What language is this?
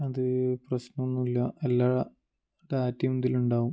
Malayalam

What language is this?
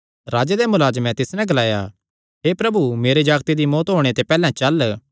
Kangri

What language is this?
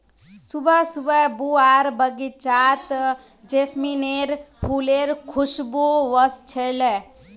Magahi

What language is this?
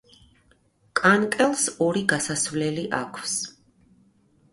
Georgian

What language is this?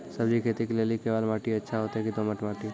Maithili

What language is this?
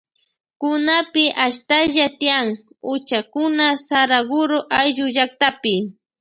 Loja Highland Quichua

